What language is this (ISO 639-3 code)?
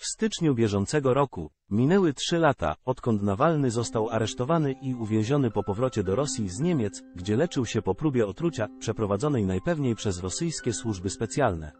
pol